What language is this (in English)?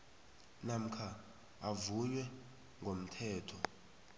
South Ndebele